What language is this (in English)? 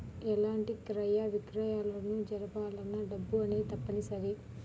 Telugu